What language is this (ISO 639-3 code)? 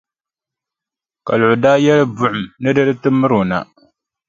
dag